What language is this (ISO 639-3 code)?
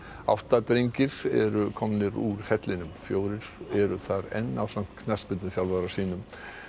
isl